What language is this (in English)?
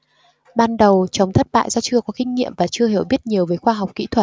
Vietnamese